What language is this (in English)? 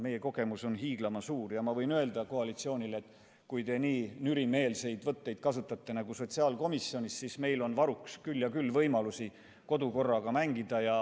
Estonian